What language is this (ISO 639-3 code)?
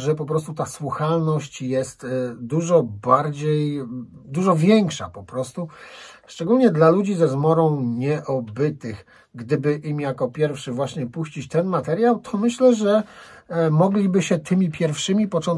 pol